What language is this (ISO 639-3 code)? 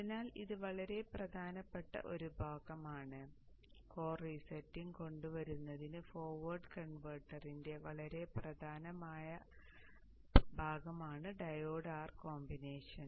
mal